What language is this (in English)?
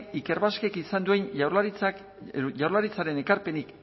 Basque